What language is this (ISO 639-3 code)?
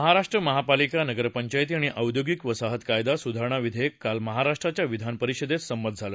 mar